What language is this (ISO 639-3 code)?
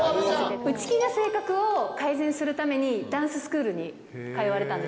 jpn